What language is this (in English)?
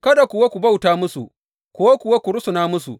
Hausa